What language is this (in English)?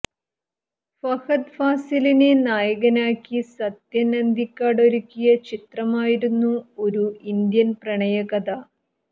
Malayalam